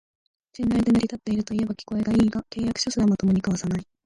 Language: Japanese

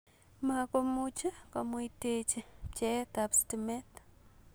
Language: Kalenjin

